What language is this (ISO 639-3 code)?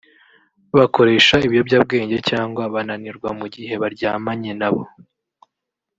kin